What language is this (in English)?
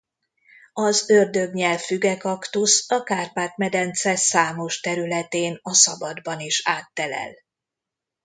Hungarian